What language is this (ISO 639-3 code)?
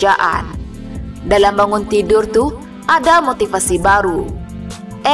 ind